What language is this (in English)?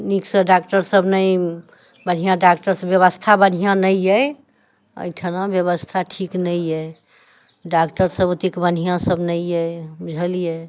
Maithili